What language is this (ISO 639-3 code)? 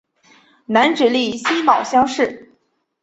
zho